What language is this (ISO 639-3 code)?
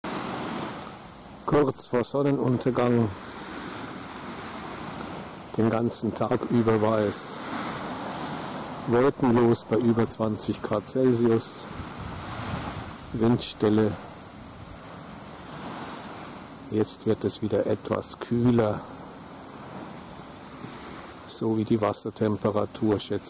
deu